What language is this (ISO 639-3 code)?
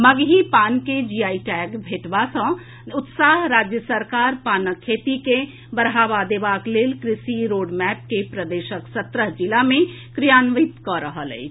mai